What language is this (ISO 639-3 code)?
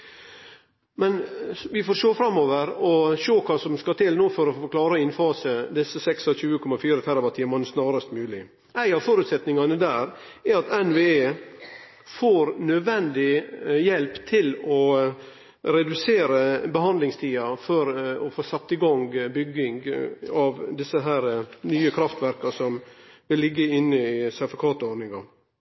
nno